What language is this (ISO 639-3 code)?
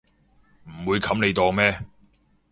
yue